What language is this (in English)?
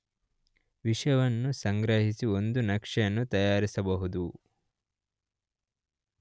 Kannada